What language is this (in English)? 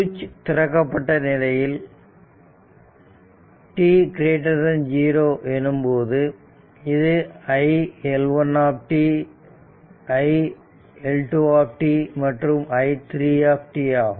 Tamil